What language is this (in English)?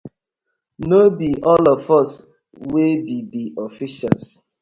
Nigerian Pidgin